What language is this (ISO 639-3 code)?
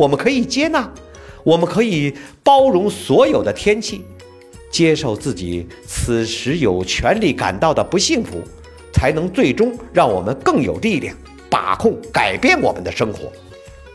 zho